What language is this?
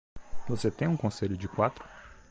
Portuguese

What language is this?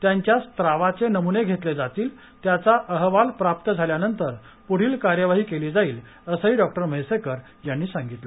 Marathi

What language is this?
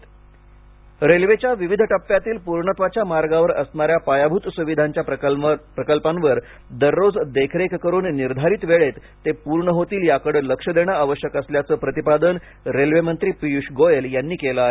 Marathi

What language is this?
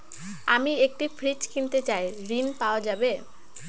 Bangla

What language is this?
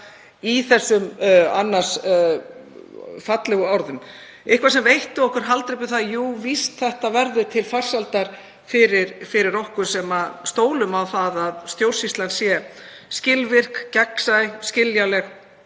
Icelandic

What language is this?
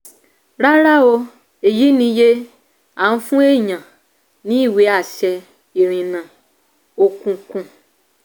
Yoruba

